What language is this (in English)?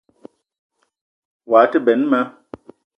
Eton (Cameroon)